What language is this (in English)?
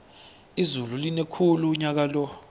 South Ndebele